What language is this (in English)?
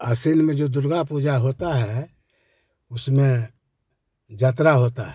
Hindi